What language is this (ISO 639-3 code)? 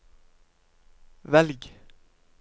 nor